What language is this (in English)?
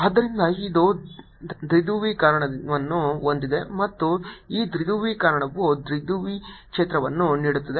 Kannada